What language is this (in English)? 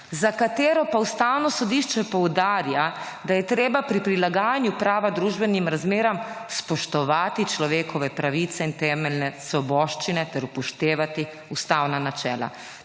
Slovenian